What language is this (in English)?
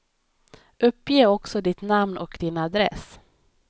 Swedish